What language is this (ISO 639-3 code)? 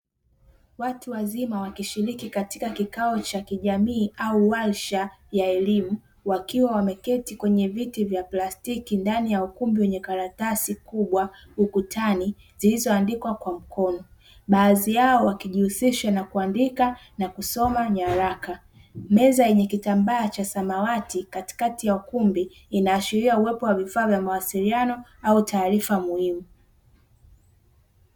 swa